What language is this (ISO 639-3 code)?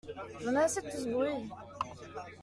fra